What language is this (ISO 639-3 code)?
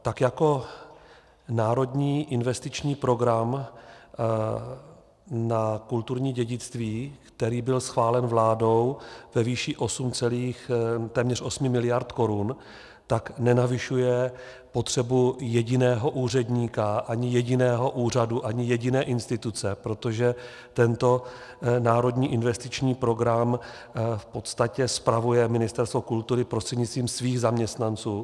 ces